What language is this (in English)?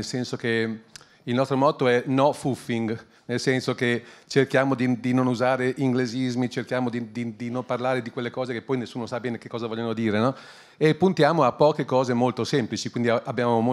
Italian